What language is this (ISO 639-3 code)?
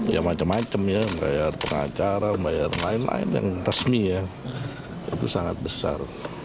ind